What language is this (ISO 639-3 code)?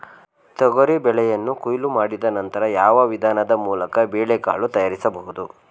kan